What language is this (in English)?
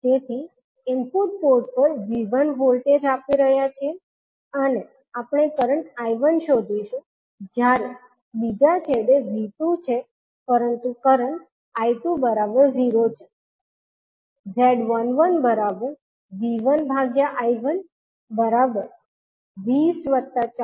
Gujarati